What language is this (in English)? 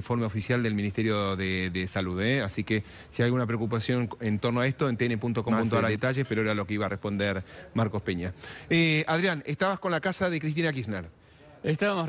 Spanish